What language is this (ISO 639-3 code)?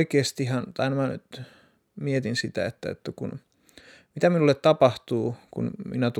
fin